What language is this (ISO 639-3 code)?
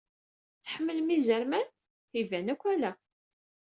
kab